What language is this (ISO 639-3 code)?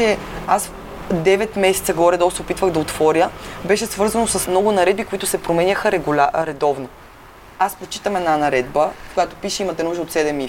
bul